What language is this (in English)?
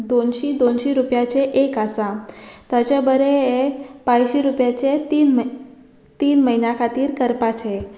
Konkani